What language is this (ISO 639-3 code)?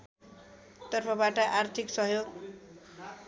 nep